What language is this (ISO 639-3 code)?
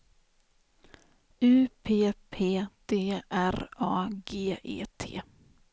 swe